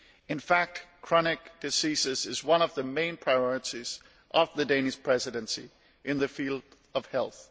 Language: English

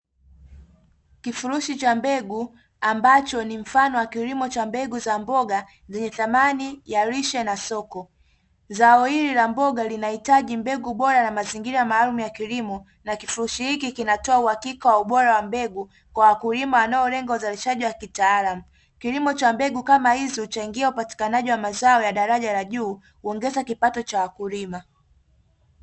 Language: Swahili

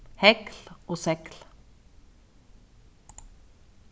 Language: Faroese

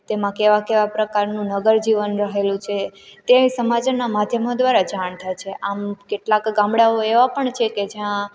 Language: Gujarati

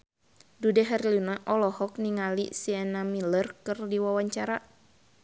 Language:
Sundanese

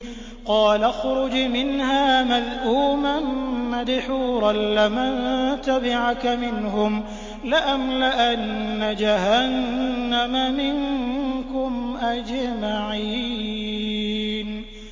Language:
Arabic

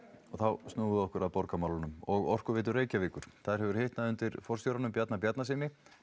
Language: Icelandic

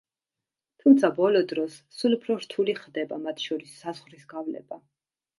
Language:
Georgian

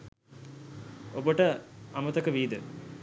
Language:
Sinhala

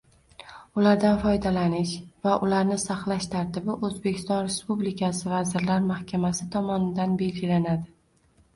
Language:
Uzbek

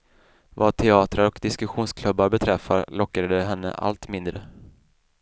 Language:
Swedish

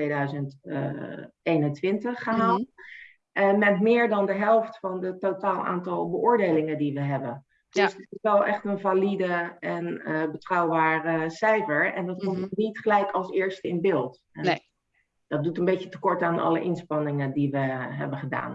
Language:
Dutch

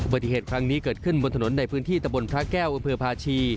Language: Thai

